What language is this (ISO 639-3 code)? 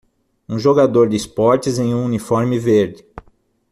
por